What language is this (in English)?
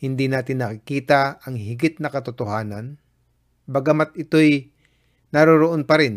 Filipino